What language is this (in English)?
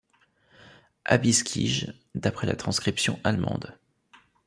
French